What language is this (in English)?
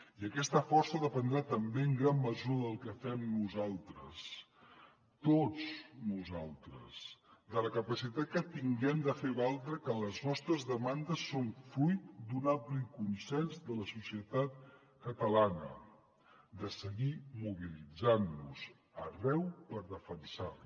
Catalan